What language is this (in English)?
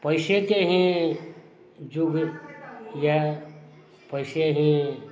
Maithili